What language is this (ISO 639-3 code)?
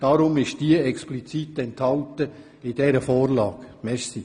gsw